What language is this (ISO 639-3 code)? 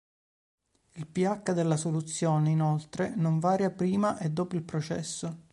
ita